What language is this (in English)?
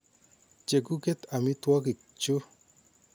Kalenjin